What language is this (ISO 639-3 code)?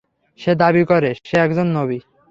ben